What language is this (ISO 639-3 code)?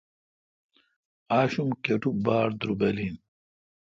xka